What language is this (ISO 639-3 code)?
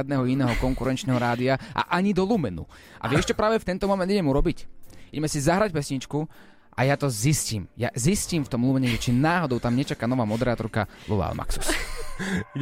slk